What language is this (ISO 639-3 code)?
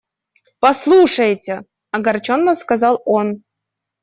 rus